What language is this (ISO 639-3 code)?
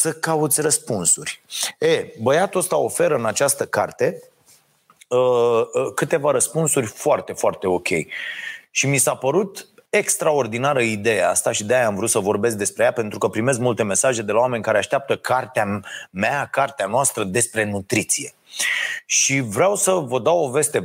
ron